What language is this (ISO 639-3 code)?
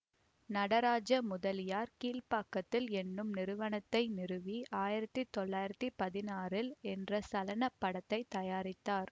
tam